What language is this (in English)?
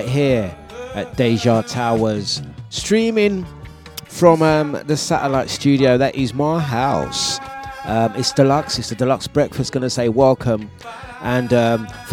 English